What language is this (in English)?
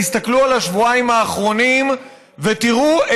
Hebrew